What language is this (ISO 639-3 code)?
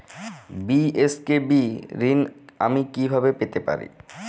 ben